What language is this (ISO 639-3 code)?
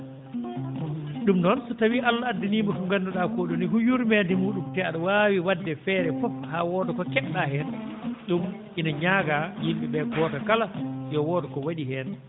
ful